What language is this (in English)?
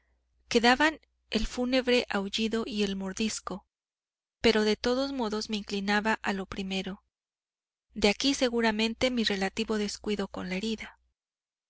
Spanish